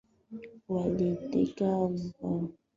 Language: Swahili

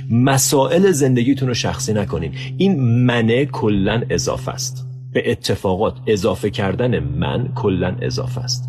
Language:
Persian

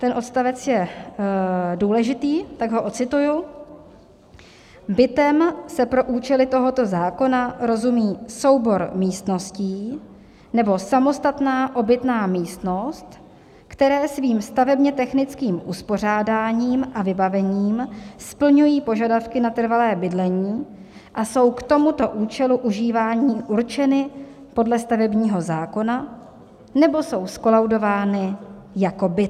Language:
Czech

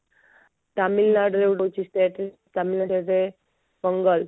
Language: Odia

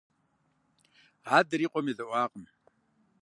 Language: Kabardian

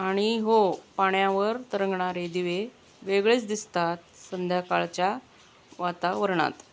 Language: Marathi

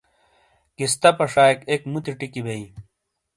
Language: Shina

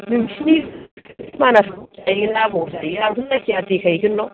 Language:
Bodo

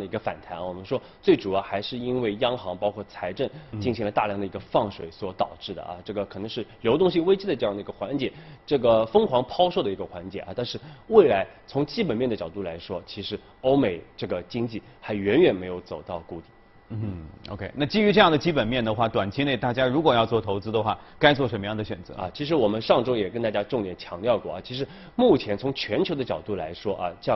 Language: Chinese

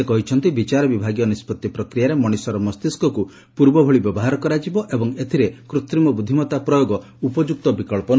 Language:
Odia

